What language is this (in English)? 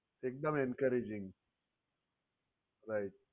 Gujarati